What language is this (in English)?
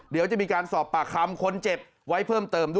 Thai